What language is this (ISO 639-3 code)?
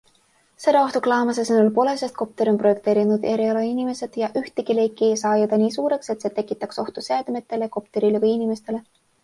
est